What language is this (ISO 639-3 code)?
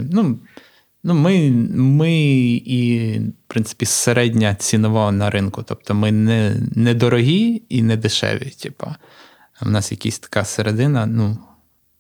ukr